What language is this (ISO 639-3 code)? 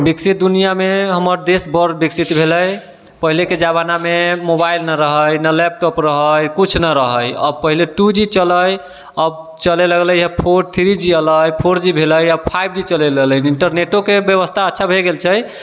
mai